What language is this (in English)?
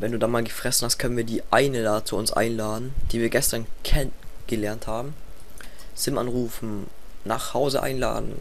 German